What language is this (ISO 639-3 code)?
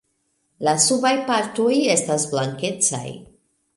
epo